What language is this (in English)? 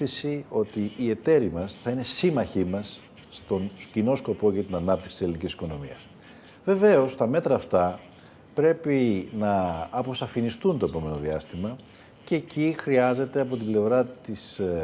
Greek